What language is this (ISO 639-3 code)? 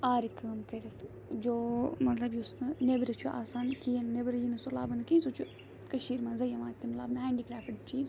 kas